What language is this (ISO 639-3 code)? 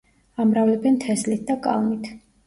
kat